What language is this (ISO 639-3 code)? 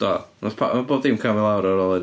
cym